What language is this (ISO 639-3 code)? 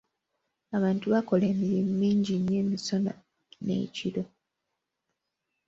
lug